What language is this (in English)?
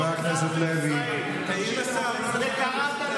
Hebrew